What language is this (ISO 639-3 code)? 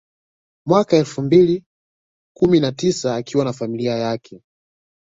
swa